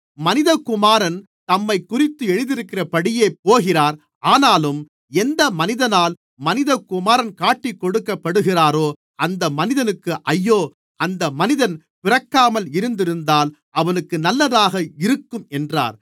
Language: Tamil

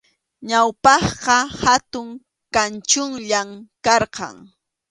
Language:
Arequipa-La Unión Quechua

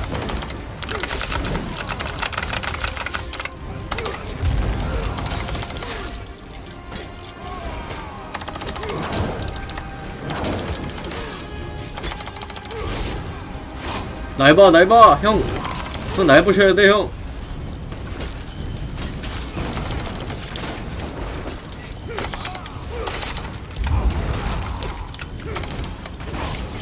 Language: Korean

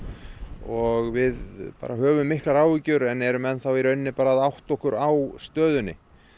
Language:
Icelandic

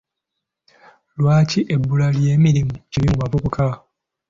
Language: Ganda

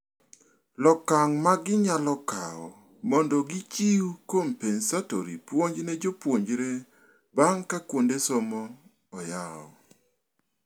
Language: Luo (Kenya and Tanzania)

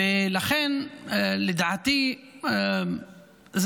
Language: Hebrew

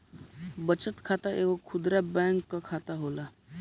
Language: Bhojpuri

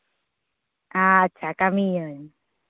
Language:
Santali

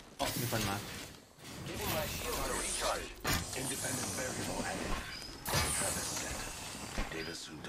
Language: Thai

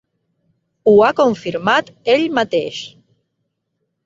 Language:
Catalan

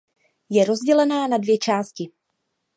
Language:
Czech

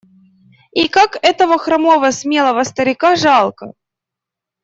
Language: Russian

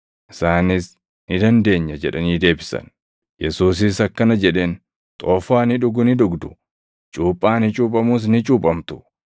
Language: Oromo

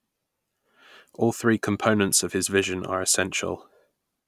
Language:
English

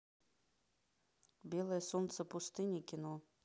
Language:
Russian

